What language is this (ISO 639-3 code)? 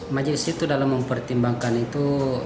ind